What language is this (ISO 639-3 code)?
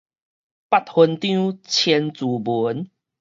nan